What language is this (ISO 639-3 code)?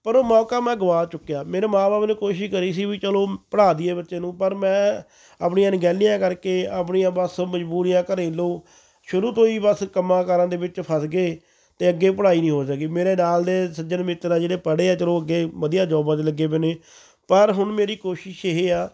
pan